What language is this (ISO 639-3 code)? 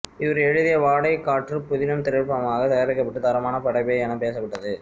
tam